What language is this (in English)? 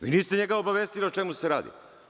Serbian